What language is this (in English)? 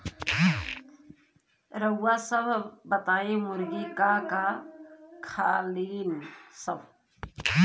Bhojpuri